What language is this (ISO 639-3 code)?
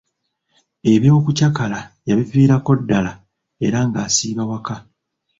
lug